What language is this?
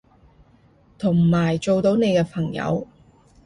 Cantonese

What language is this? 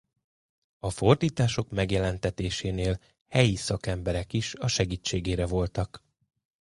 Hungarian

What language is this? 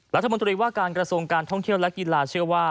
Thai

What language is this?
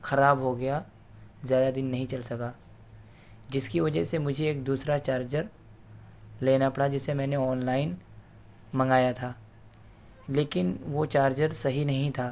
Urdu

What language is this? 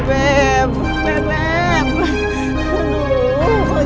Indonesian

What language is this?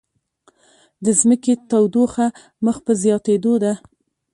Pashto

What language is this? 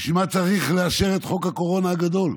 Hebrew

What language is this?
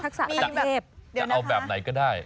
Thai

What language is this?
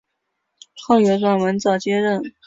Chinese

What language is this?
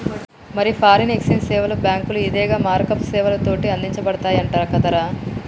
Telugu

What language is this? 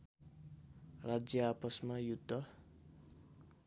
Nepali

